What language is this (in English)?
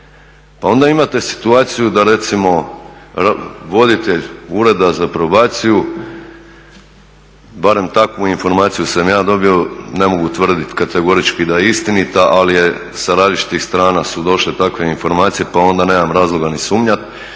Croatian